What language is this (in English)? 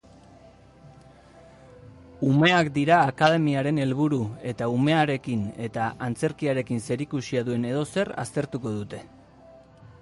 Basque